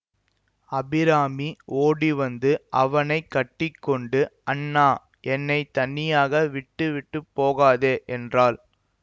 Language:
Tamil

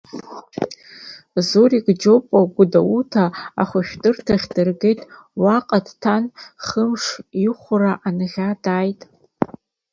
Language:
Abkhazian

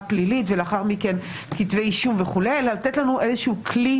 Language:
Hebrew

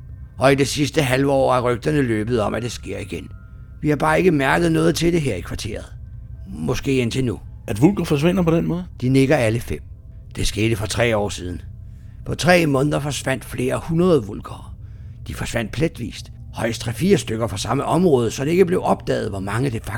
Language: Danish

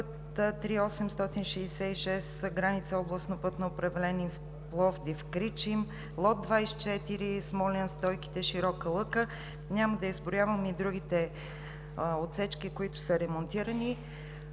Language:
Bulgarian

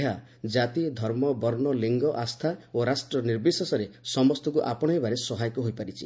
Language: Odia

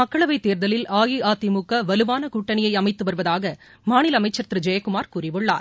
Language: Tamil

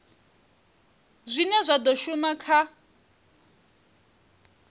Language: Venda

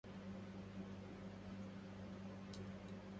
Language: Arabic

